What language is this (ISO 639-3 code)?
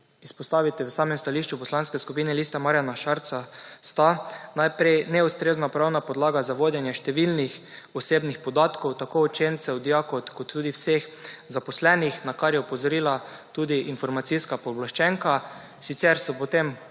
slv